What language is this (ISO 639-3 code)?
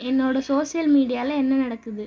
tam